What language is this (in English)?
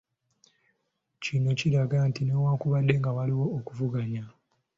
Ganda